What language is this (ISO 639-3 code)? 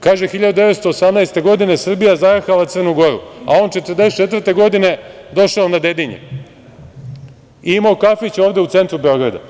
srp